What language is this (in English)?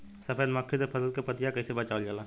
Bhojpuri